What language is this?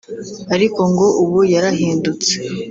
Kinyarwanda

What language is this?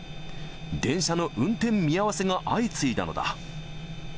Japanese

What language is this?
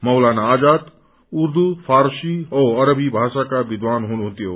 Nepali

